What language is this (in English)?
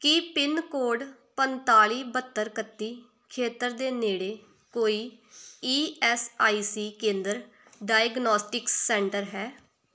Punjabi